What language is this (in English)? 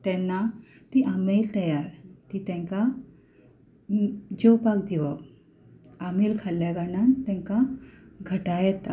Konkani